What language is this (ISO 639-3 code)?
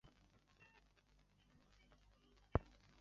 zho